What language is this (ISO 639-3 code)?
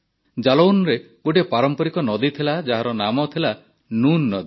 ori